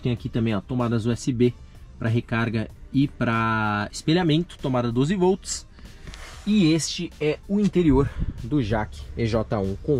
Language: Portuguese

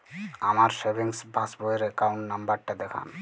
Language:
Bangla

